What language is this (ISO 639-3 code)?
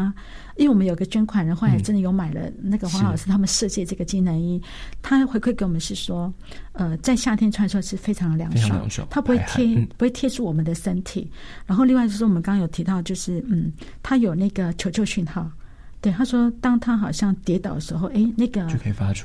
zho